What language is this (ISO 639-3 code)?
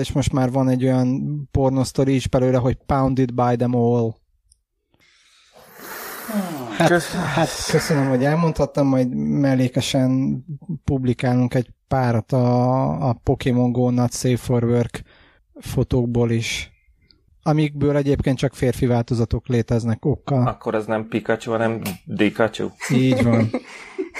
hun